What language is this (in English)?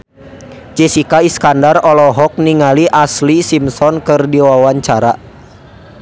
Sundanese